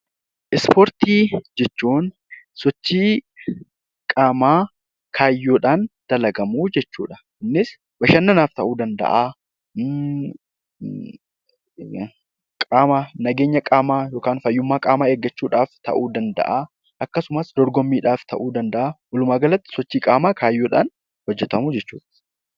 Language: Oromo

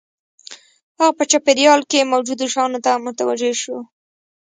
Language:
Pashto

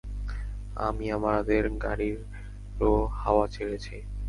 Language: Bangla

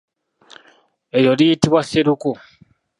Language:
Ganda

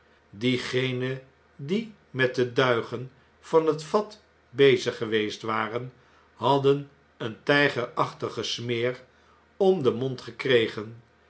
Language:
Dutch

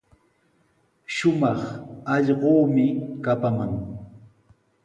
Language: Sihuas Ancash Quechua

